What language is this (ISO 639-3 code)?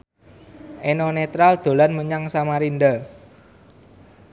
jav